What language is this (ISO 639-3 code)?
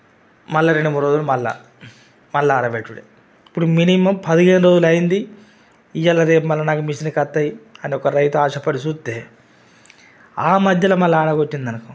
tel